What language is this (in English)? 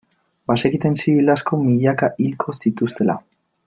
Basque